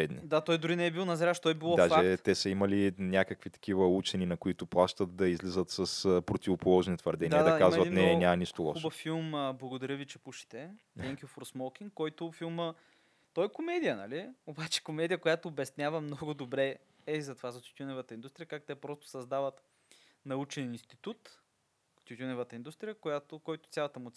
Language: Bulgarian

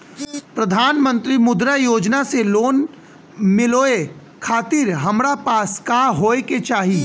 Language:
Bhojpuri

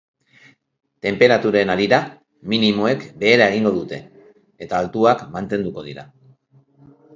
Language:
Basque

